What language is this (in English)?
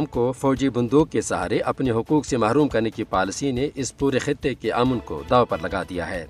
Urdu